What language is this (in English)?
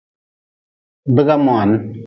Nawdm